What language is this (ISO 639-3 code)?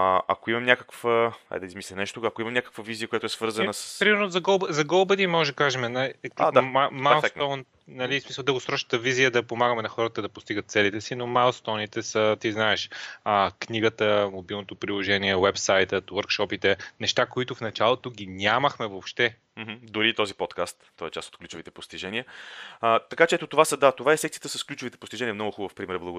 bul